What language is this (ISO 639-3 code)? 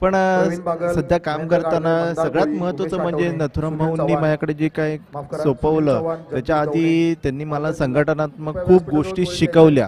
hin